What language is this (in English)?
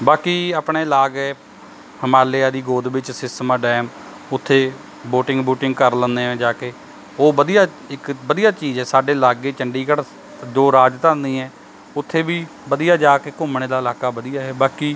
Punjabi